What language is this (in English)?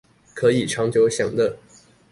Chinese